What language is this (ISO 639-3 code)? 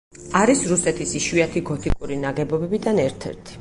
kat